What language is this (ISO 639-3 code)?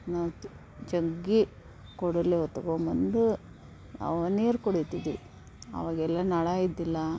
kan